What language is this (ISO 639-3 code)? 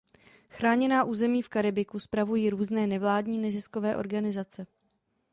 ces